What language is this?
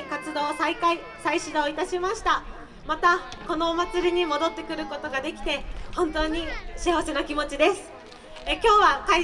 Japanese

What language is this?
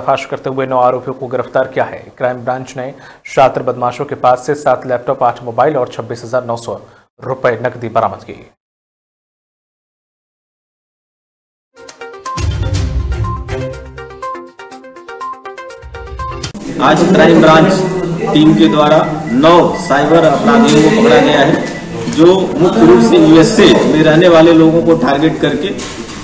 Hindi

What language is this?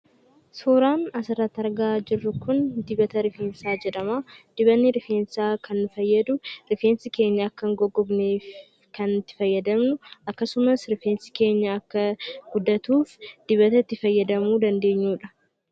Oromo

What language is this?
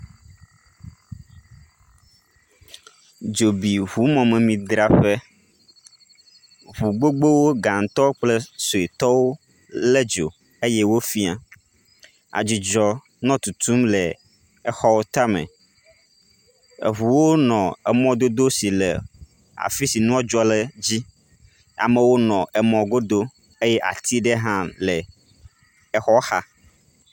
Ewe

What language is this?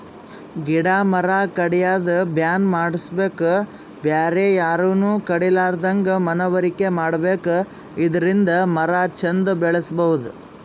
Kannada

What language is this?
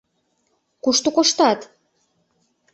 Mari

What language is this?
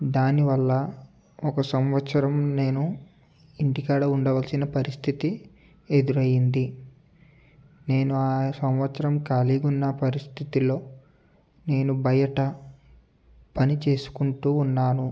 Telugu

